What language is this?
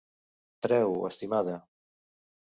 Catalan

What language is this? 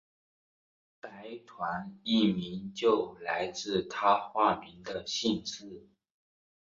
Chinese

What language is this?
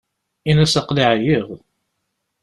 Kabyle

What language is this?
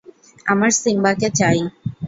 Bangla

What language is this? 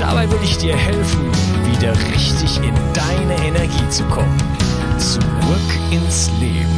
German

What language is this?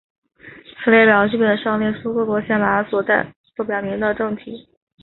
Chinese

